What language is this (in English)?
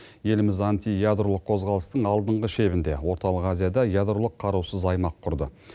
Kazakh